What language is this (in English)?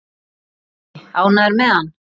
Icelandic